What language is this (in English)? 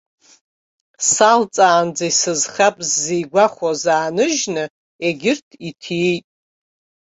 Abkhazian